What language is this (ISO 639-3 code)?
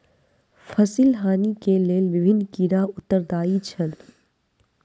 mai